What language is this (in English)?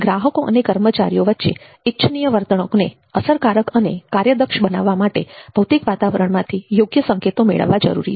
Gujarati